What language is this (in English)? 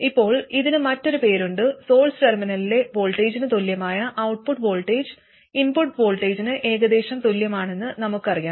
Malayalam